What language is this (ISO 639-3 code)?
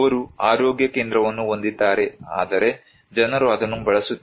kan